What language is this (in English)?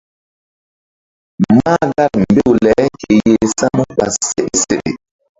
Mbum